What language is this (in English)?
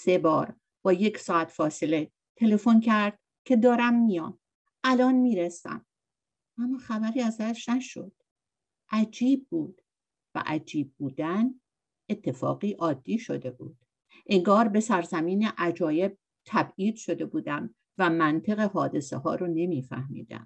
Persian